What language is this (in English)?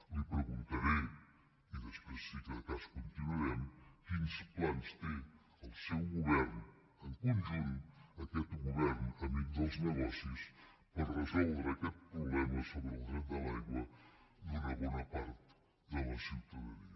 Catalan